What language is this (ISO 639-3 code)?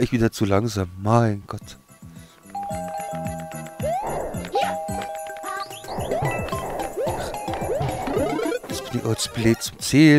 deu